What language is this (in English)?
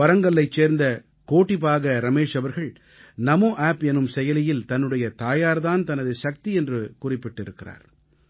Tamil